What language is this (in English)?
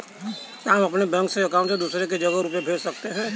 Hindi